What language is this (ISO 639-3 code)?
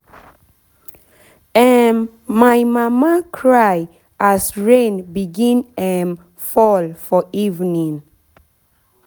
pcm